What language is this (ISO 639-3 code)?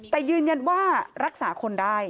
tha